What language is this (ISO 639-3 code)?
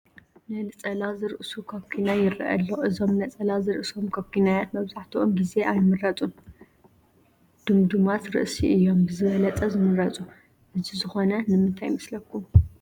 tir